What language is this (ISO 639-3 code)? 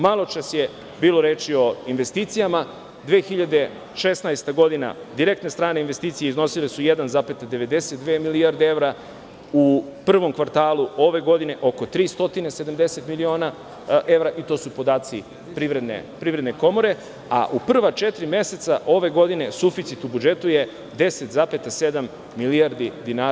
srp